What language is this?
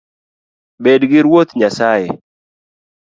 Luo (Kenya and Tanzania)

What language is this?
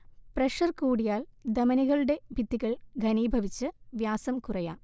Malayalam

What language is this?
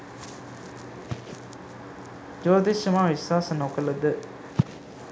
Sinhala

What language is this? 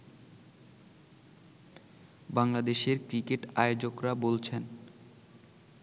Bangla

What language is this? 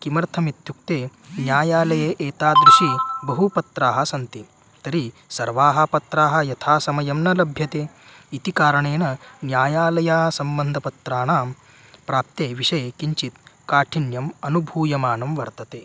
Sanskrit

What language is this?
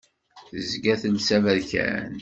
Kabyle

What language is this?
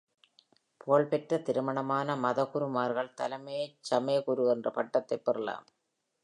Tamil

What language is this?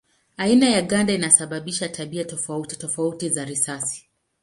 Swahili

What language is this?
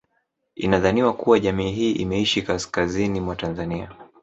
Swahili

